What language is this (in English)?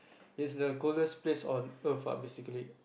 English